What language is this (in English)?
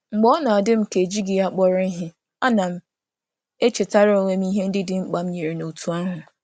Igbo